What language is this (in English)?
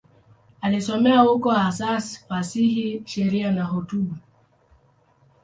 Swahili